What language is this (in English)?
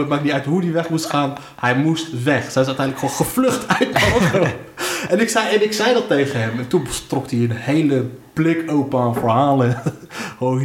Dutch